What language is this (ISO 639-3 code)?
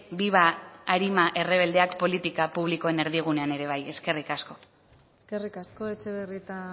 eus